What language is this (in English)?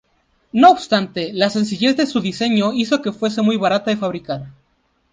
Spanish